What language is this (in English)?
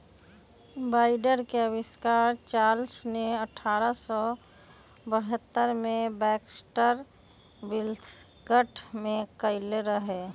Magahi